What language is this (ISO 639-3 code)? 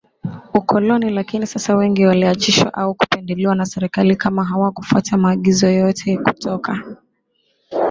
swa